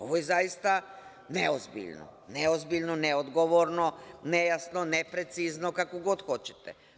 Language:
Serbian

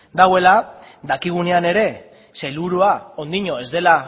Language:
Basque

